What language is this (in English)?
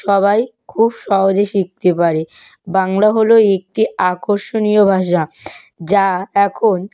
Bangla